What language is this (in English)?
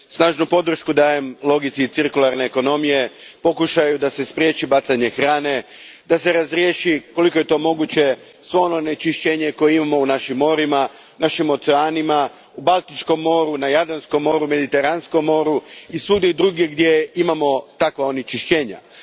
Croatian